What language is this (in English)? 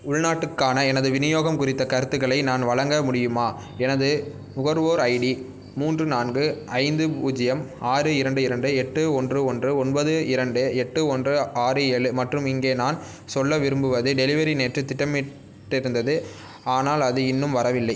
Tamil